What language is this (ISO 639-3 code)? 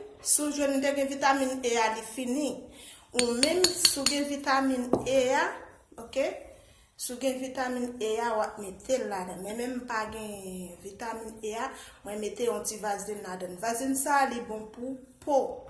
fra